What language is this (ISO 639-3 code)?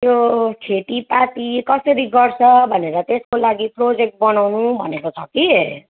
nep